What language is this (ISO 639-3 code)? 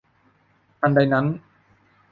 tha